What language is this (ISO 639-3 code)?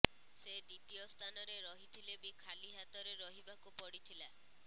ori